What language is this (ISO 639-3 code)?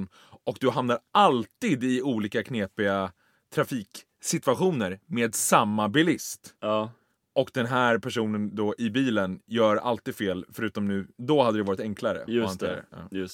swe